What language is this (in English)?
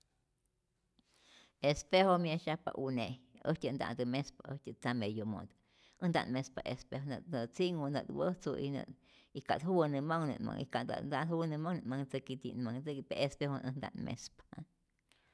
Rayón Zoque